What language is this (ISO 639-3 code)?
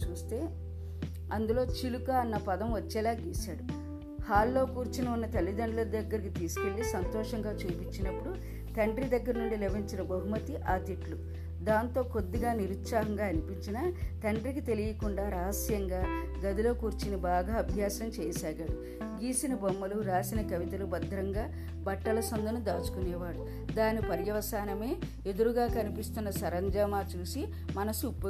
tel